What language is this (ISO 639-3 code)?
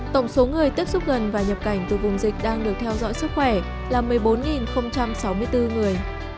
vie